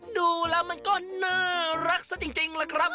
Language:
Thai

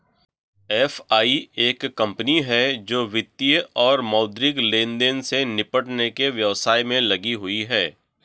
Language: Hindi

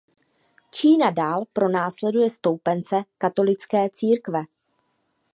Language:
Czech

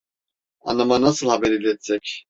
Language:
Turkish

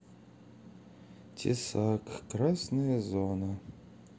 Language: Russian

